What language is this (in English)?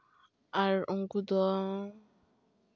Santali